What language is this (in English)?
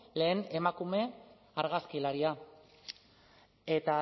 Basque